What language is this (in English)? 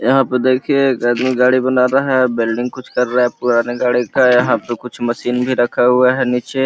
Magahi